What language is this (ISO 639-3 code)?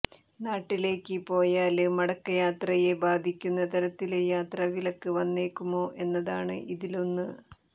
mal